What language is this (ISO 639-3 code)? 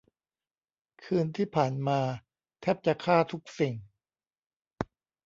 tha